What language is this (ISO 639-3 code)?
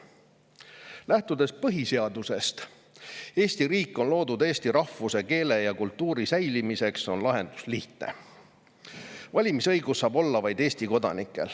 est